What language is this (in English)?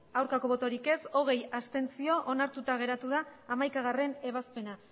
Basque